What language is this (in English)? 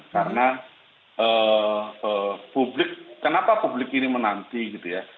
Indonesian